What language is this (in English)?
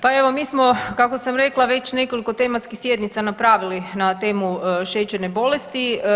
Croatian